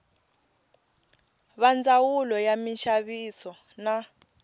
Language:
Tsonga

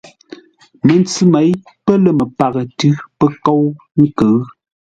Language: Ngombale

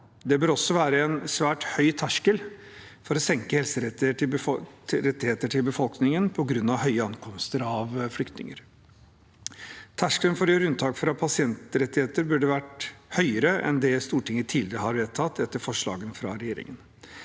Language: Norwegian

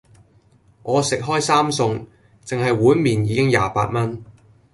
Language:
Cantonese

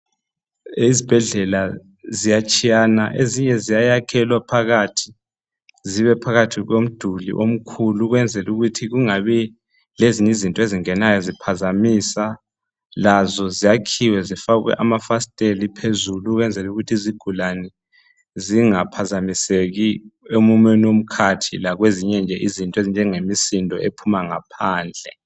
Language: North Ndebele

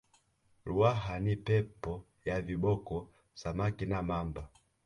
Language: Swahili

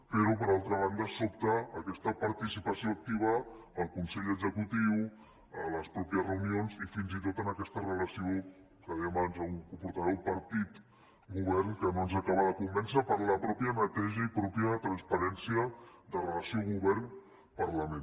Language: Catalan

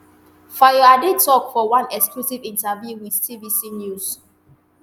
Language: Nigerian Pidgin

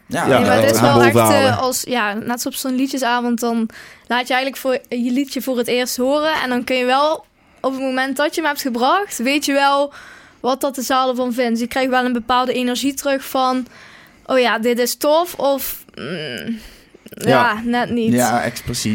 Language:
Dutch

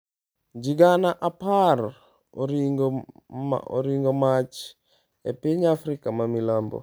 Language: Luo (Kenya and Tanzania)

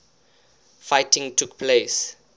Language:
English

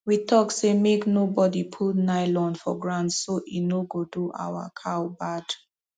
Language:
Nigerian Pidgin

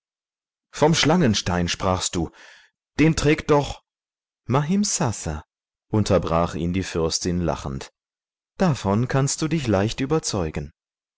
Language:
German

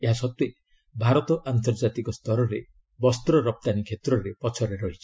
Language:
Odia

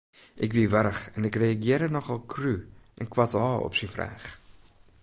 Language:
Western Frisian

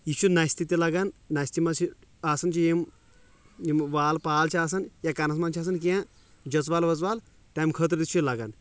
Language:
Kashmiri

